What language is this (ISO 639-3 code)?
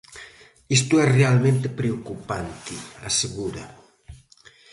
glg